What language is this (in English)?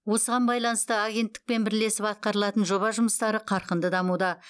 Kazakh